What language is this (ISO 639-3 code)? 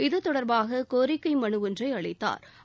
tam